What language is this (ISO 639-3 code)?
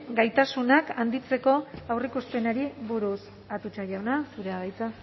eus